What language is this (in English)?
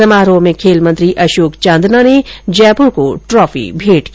Hindi